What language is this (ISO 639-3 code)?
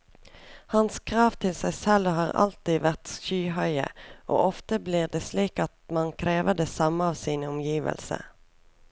nor